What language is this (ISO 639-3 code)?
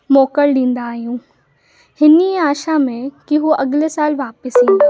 snd